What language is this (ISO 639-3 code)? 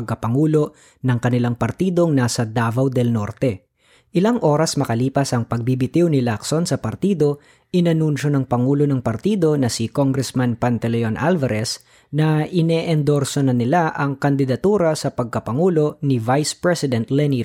fil